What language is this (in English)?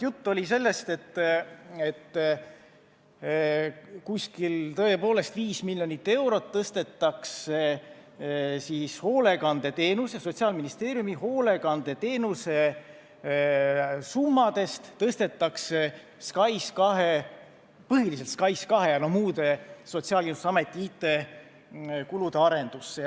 Estonian